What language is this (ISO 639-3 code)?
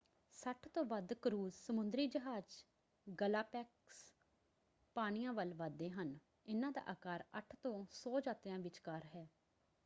pan